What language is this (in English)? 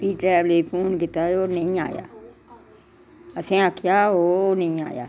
Dogri